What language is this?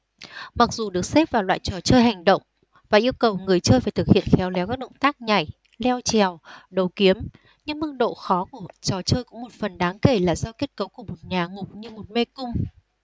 Vietnamese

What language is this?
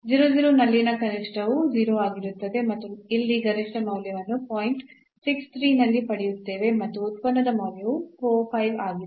Kannada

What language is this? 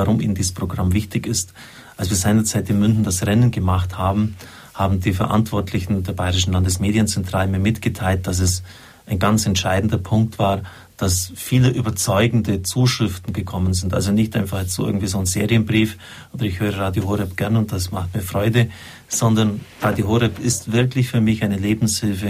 German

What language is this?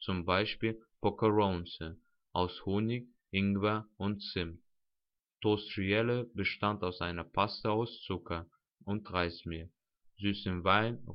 German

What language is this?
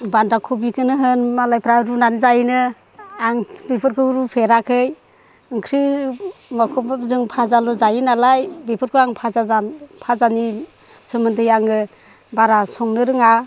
Bodo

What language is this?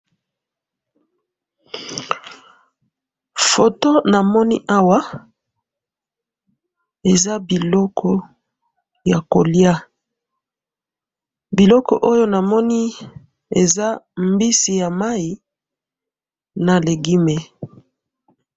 Lingala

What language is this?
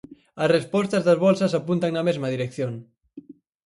Galician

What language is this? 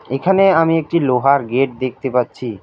Bangla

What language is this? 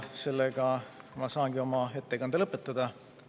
Estonian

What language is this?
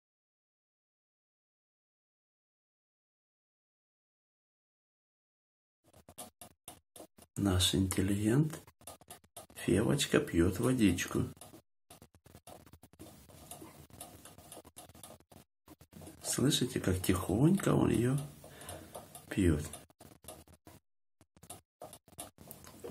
Russian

